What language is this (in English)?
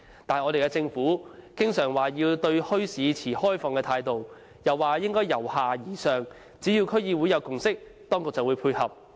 Cantonese